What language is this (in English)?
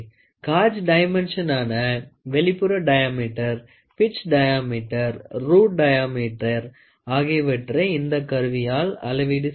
Tamil